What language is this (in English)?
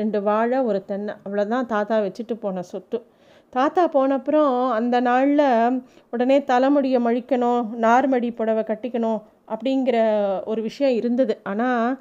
Tamil